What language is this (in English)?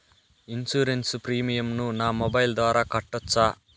Telugu